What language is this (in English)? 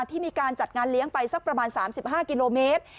Thai